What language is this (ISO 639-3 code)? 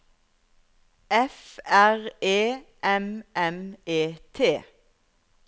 nor